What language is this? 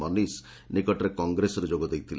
Odia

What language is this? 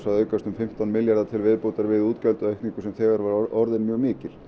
Icelandic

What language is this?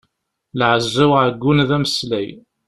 Kabyle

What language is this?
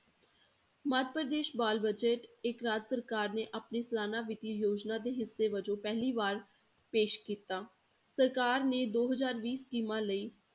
Punjabi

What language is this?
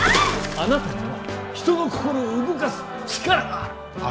Japanese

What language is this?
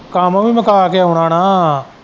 Punjabi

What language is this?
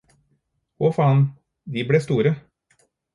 Norwegian Bokmål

